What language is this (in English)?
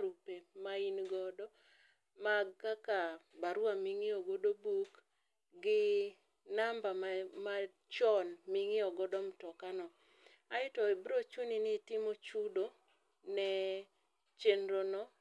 Luo (Kenya and Tanzania)